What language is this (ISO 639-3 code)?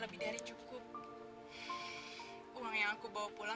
ind